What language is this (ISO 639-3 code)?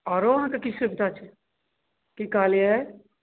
mai